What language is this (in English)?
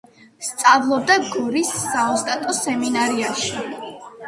Georgian